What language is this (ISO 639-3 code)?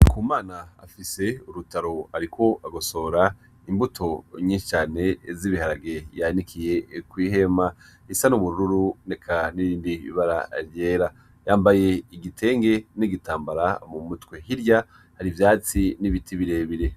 run